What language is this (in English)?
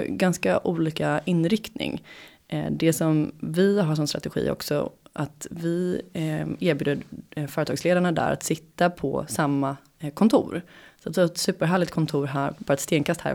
Swedish